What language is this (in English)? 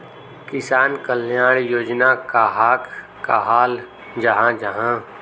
Magahi